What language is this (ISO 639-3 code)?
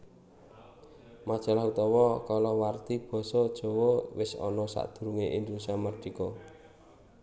jav